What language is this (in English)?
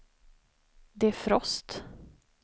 Swedish